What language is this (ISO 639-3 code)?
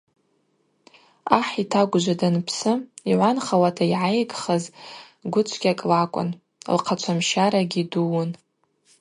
abq